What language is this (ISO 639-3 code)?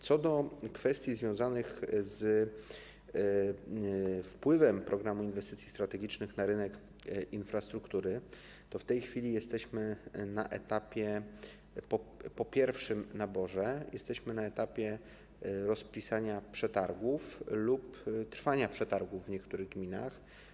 pol